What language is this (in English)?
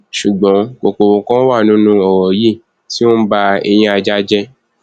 Yoruba